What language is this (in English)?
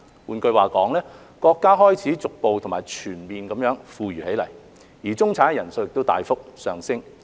Cantonese